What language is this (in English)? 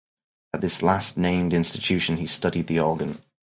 English